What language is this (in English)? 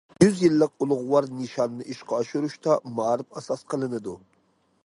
Uyghur